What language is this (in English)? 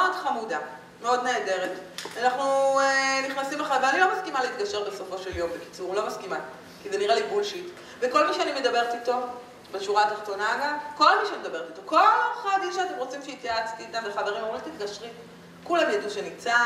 Hebrew